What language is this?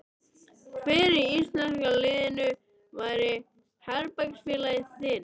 Icelandic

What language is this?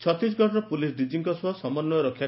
Odia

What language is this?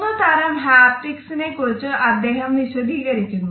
Malayalam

